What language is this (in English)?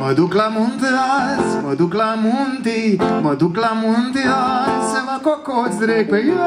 Romanian